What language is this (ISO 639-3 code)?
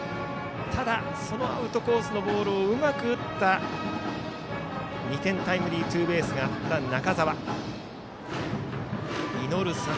jpn